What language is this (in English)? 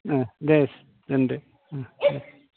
Bodo